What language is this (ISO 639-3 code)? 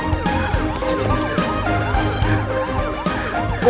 ind